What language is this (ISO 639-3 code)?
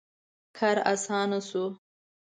pus